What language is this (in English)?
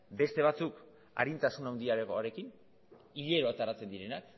Basque